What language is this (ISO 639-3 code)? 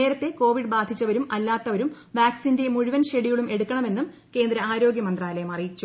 mal